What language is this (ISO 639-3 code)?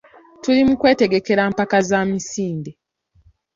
lug